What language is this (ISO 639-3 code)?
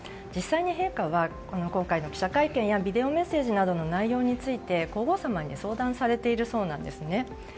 jpn